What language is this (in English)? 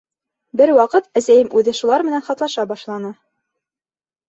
Bashkir